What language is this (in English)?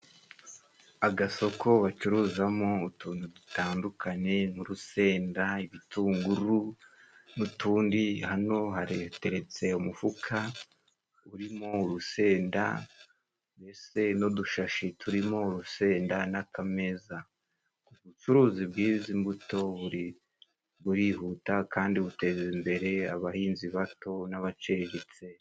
Kinyarwanda